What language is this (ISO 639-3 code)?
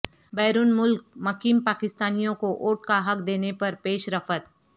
urd